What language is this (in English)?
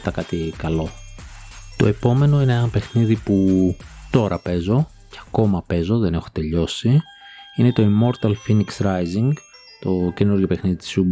Greek